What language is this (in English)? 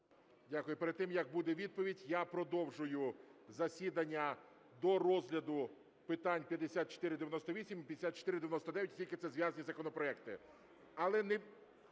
Ukrainian